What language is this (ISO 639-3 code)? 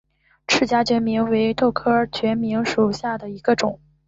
zho